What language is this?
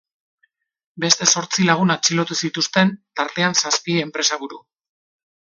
Basque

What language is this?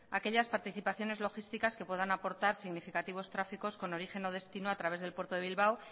Spanish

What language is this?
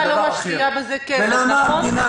Hebrew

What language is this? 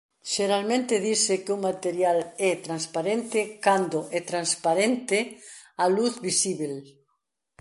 Galician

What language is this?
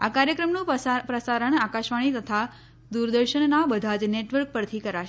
Gujarati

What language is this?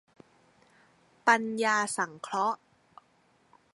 Thai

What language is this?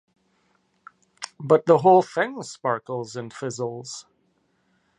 English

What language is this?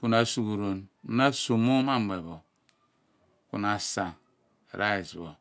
Abua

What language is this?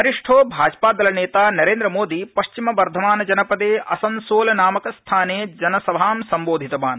Sanskrit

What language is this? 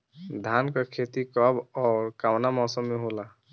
Bhojpuri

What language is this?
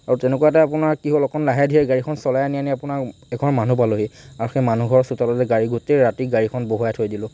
Assamese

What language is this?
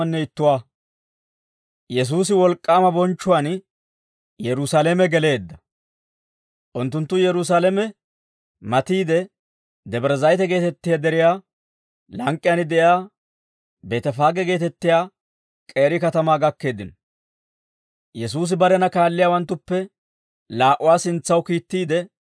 Dawro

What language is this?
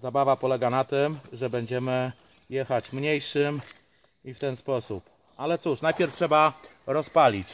Polish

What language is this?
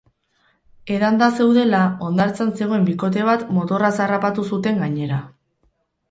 Basque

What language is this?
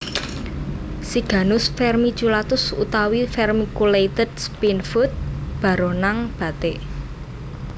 Javanese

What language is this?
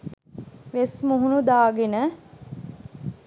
Sinhala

